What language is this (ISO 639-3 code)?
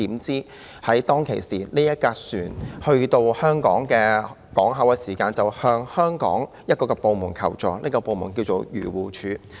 yue